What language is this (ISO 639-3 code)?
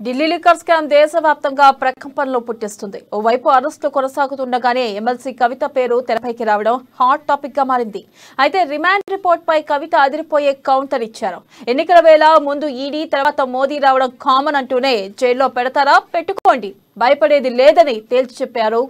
tel